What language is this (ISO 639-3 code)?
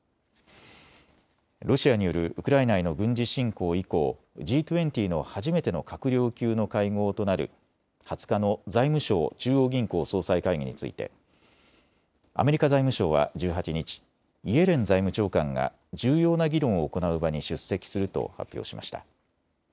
jpn